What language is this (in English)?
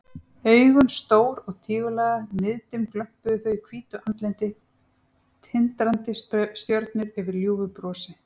Icelandic